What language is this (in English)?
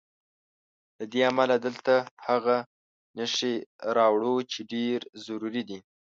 Pashto